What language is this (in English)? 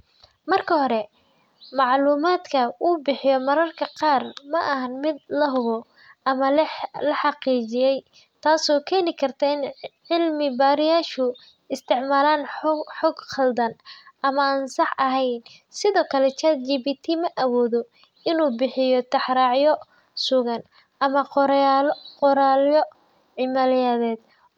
Somali